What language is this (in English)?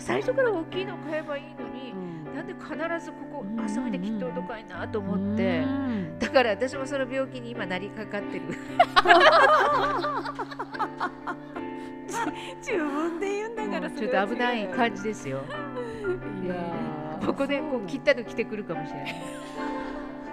Japanese